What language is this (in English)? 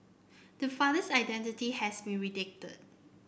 English